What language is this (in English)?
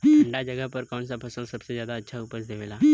Bhojpuri